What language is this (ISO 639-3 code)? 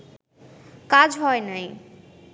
ben